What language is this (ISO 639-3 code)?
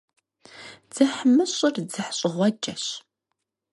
kbd